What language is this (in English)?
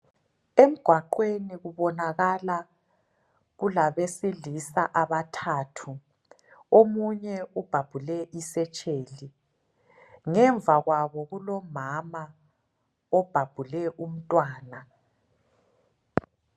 North Ndebele